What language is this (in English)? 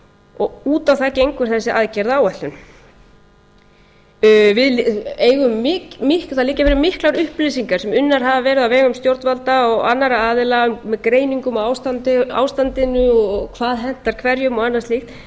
Icelandic